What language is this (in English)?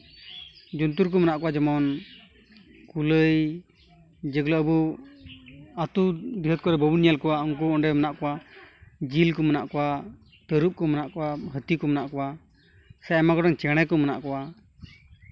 Santali